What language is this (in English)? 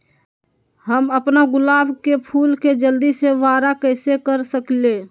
Magahi